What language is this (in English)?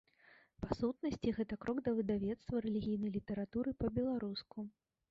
Belarusian